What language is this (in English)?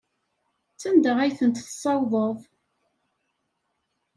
Kabyle